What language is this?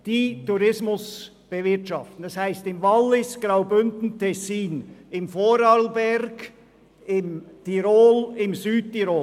Swiss German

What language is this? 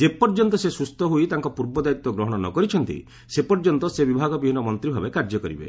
Odia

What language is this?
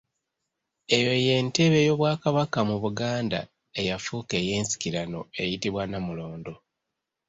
Ganda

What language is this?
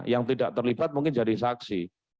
Indonesian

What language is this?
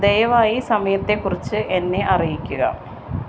Malayalam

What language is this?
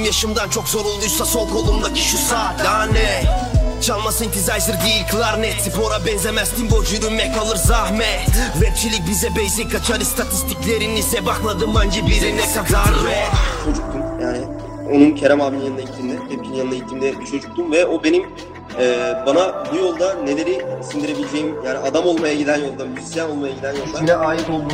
Turkish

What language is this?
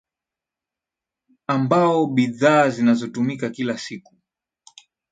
Swahili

